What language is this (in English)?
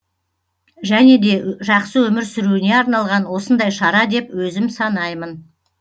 Kazakh